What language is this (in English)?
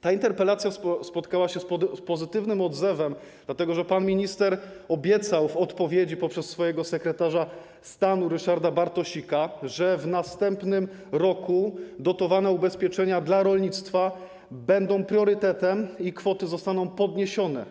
Polish